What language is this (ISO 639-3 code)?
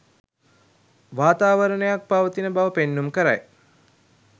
sin